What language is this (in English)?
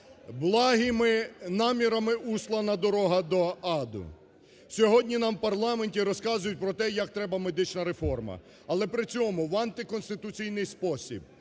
Ukrainian